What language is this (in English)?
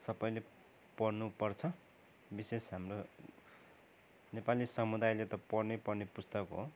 Nepali